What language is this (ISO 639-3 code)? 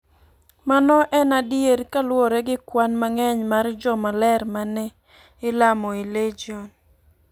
luo